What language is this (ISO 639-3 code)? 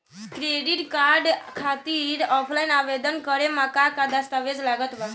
bho